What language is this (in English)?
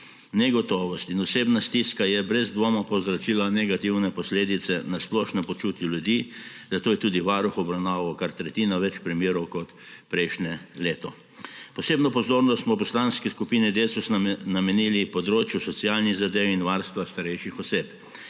Slovenian